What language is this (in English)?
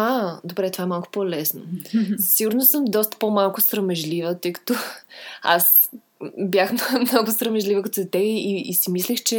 Bulgarian